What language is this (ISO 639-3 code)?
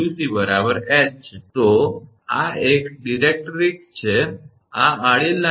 guj